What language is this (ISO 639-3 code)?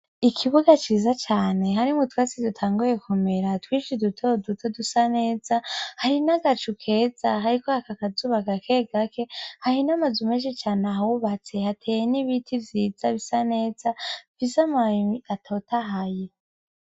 run